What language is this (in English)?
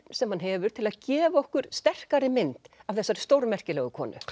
Icelandic